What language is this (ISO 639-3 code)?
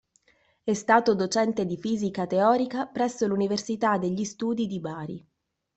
ita